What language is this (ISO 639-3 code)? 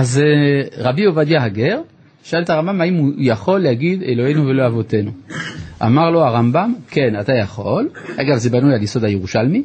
heb